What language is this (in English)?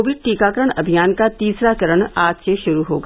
Hindi